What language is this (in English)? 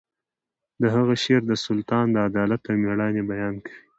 Pashto